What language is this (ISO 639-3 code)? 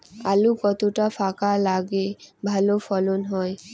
ben